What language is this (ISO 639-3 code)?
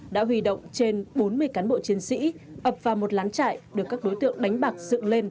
vie